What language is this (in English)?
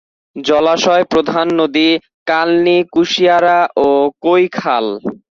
Bangla